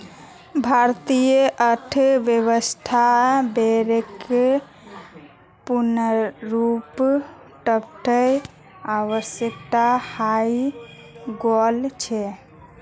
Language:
Magahi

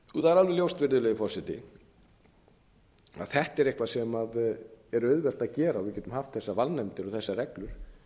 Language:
Icelandic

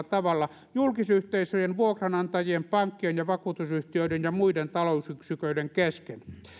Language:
Finnish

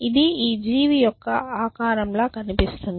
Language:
Telugu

